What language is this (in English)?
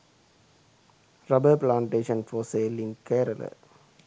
Sinhala